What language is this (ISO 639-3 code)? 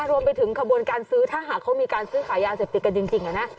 tha